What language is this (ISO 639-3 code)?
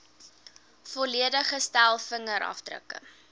afr